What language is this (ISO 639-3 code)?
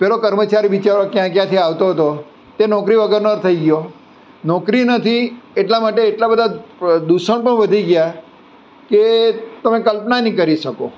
guj